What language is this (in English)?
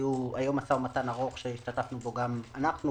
Hebrew